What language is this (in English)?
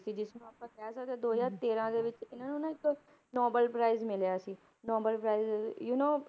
Punjabi